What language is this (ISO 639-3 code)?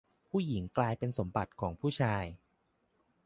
tha